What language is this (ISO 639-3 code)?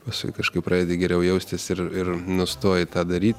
lit